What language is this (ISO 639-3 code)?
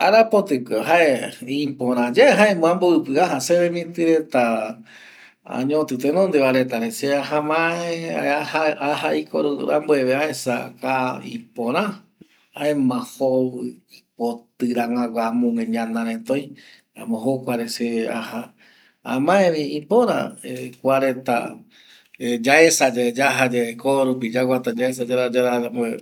gui